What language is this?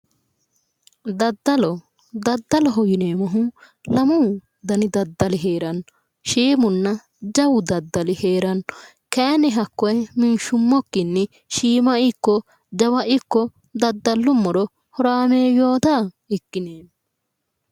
Sidamo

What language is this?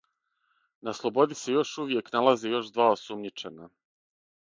Serbian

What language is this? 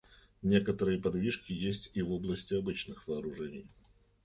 Russian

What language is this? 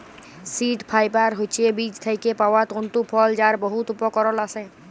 Bangla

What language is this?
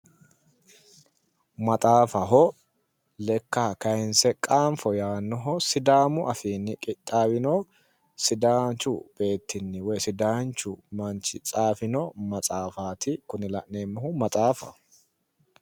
Sidamo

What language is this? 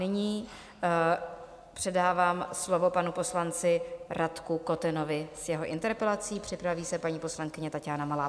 Czech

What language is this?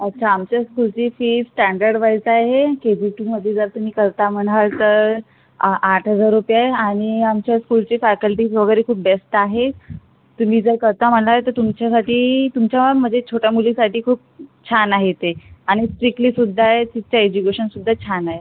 Marathi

